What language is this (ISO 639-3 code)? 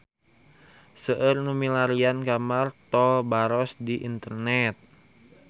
sun